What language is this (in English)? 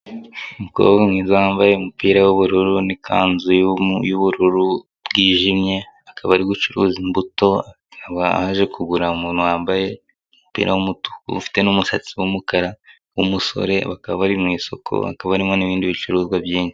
Kinyarwanda